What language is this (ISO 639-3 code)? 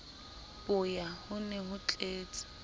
sot